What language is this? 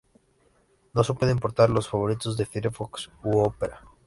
Spanish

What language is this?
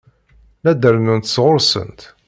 Kabyle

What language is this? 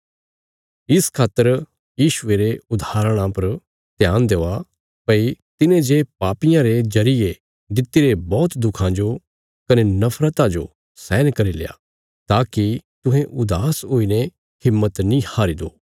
Bilaspuri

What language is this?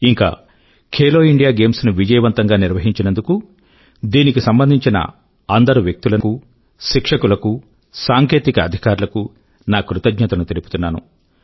Telugu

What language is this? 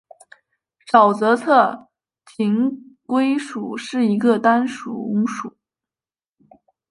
Chinese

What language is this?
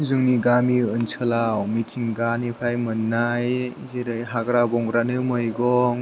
Bodo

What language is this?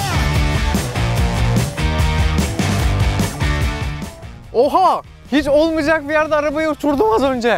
Turkish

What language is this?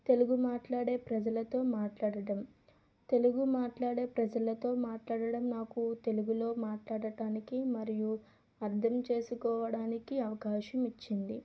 Telugu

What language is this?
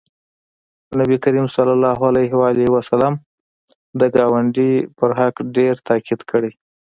Pashto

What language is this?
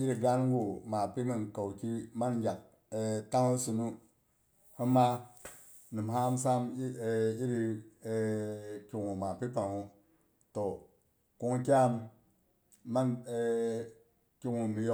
Boghom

